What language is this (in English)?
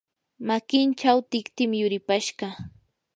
Yanahuanca Pasco Quechua